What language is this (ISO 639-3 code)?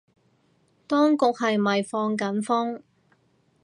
yue